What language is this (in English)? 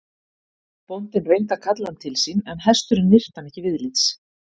Icelandic